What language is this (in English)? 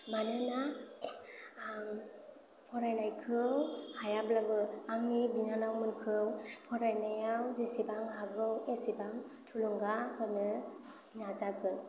Bodo